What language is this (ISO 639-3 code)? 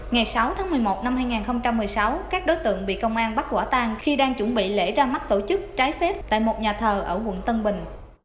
vie